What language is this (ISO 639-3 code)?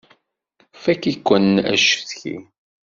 kab